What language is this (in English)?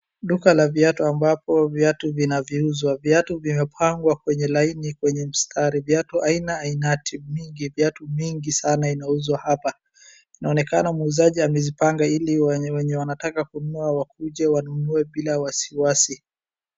Swahili